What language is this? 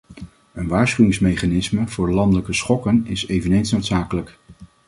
Dutch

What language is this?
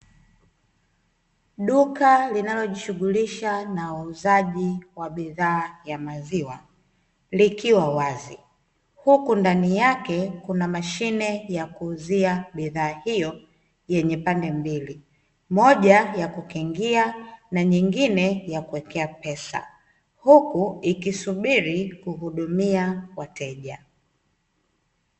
Swahili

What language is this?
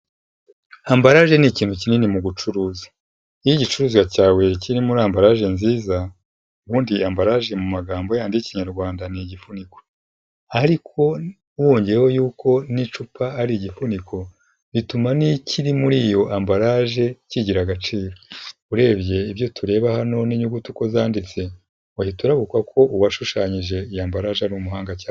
Kinyarwanda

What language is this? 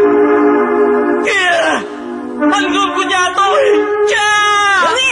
Vietnamese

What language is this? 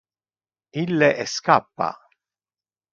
Interlingua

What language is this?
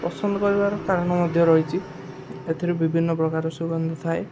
Odia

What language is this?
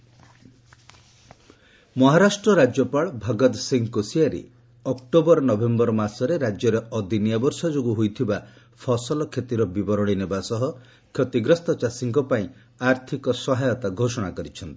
Odia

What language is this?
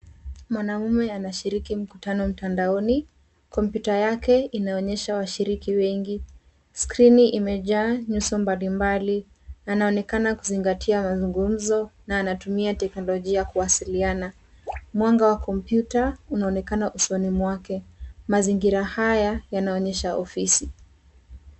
Swahili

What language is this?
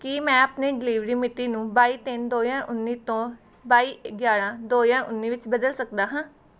Punjabi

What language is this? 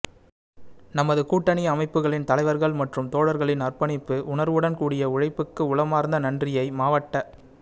Tamil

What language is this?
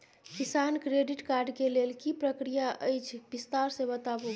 Maithili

